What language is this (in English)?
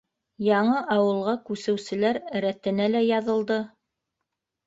Bashkir